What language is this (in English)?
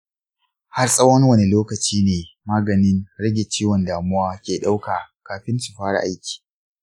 Hausa